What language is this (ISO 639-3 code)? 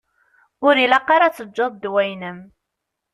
kab